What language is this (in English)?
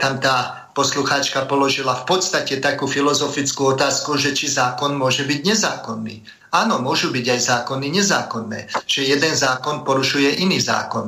Slovak